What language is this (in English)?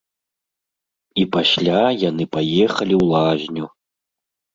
Belarusian